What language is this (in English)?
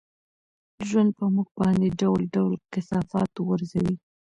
Pashto